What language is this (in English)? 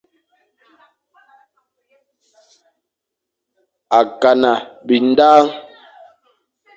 Fang